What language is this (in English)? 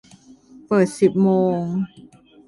Thai